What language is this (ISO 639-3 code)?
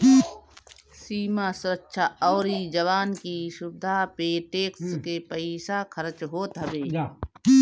bho